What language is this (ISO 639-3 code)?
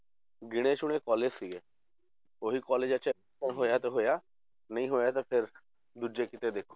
pan